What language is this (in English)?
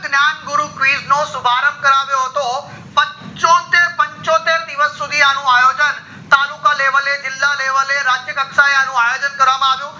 Gujarati